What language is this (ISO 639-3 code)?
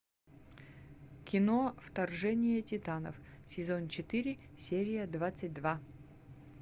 rus